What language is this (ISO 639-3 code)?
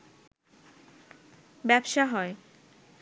ben